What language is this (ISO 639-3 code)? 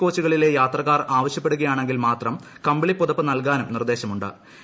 mal